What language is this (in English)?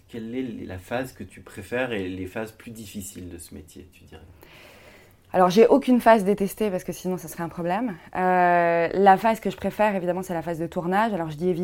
French